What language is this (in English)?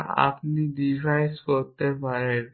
Bangla